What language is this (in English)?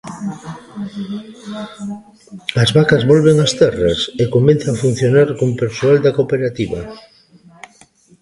Galician